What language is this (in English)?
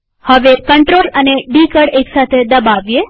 Gujarati